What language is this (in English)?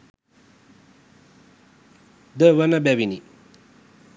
Sinhala